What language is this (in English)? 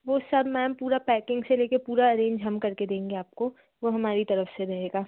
Hindi